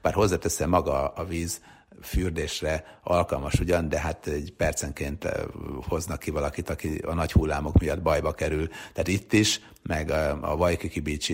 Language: Hungarian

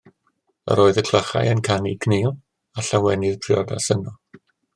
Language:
Welsh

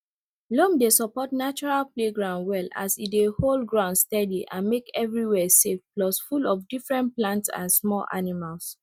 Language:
Nigerian Pidgin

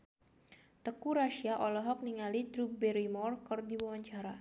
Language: Sundanese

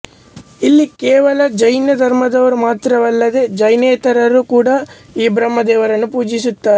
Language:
Kannada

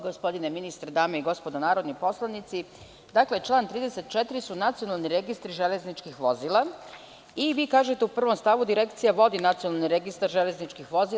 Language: Serbian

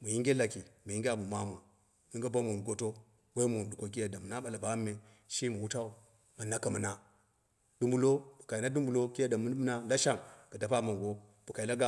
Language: Dera (Nigeria)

